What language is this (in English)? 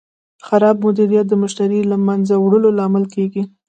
Pashto